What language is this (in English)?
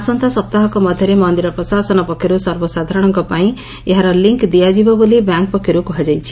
Odia